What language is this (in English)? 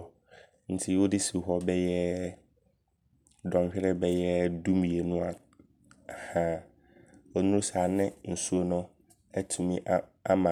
Abron